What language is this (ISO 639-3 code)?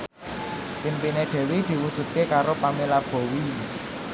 jav